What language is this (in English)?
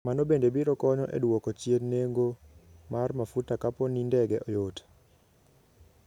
Luo (Kenya and Tanzania)